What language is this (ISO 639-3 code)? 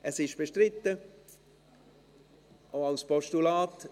gsw